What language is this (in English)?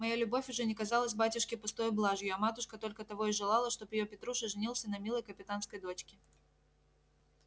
Russian